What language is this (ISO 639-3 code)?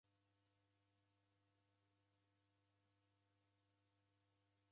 dav